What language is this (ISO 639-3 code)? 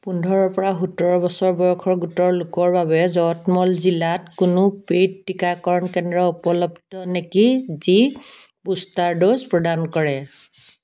asm